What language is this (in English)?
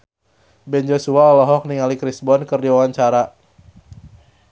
Sundanese